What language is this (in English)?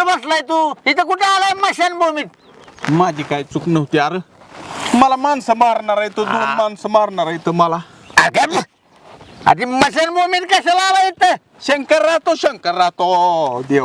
Indonesian